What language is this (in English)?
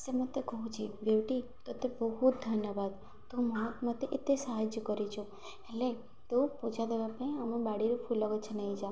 Odia